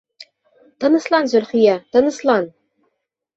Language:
Bashkir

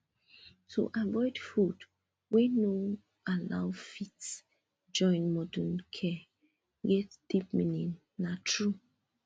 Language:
Nigerian Pidgin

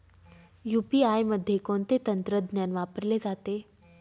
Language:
Marathi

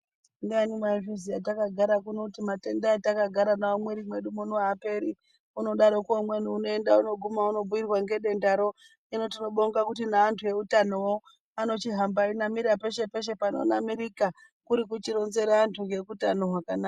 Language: Ndau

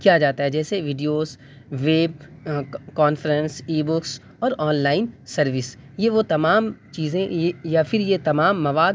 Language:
Urdu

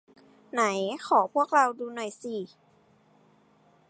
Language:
Thai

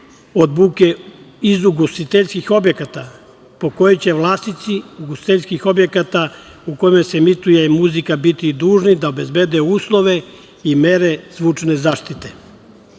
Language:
Serbian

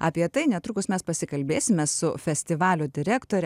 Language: Lithuanian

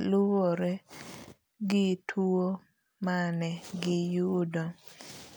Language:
Luo (Kenya and Tanzania)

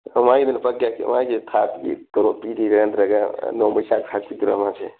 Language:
Manipuri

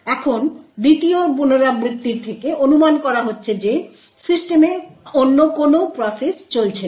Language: Bangla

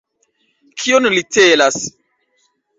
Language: Esperanto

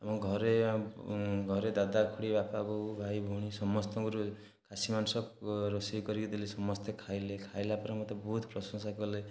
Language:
Odia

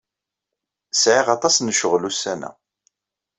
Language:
Kabyle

